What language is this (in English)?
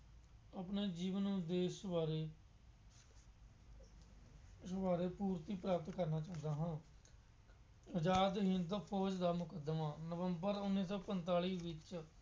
Punjabi